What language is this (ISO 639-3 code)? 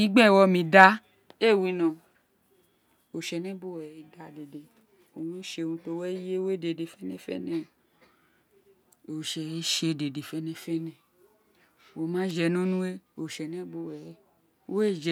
its